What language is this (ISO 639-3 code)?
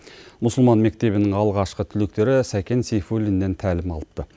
kaz